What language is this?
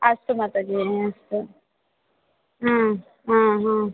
Sanskrit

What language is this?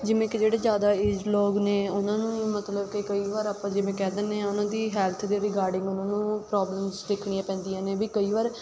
Punjabi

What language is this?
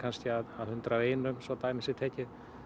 Icelandic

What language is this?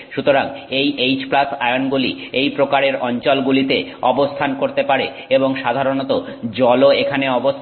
Bangla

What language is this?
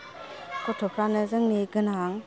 Bodo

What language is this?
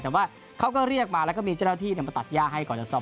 Thai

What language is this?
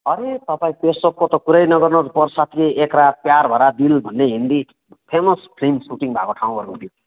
Nepali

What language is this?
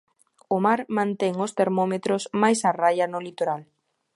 Galician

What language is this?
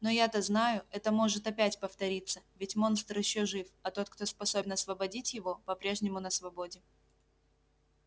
Russian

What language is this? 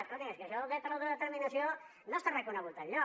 Catalan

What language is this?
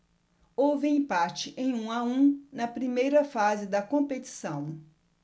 Portuguese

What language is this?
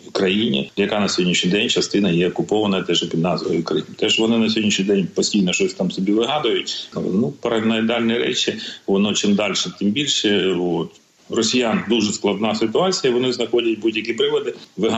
Ukrainian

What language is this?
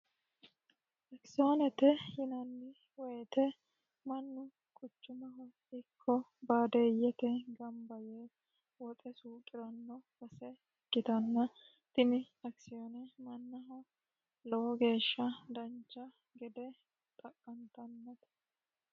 Sidamo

